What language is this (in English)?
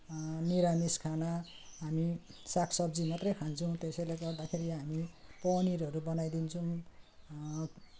Nepali